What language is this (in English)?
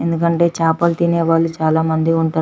Telugu